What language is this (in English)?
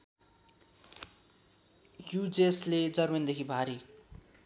Nepali